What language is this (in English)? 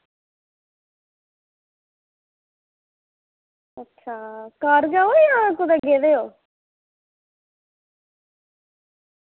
Dogri